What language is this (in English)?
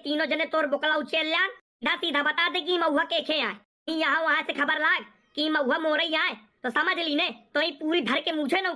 Hindi